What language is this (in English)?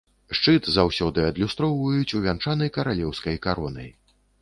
Belarusian